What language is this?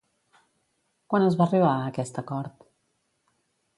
Catalan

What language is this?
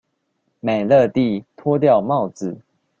Chinese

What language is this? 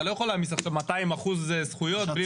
Hebrew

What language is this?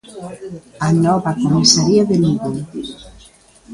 Galician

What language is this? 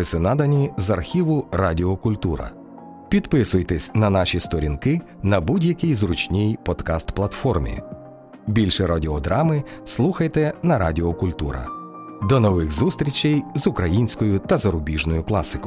Ukrainian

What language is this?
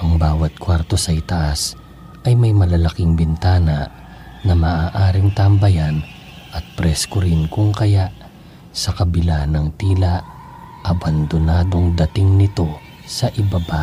Filipino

